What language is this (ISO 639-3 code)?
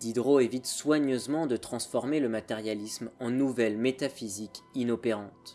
fra